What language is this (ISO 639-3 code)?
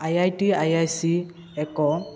ori